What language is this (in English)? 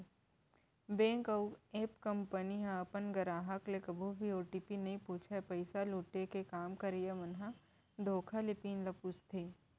Chhattisgarhi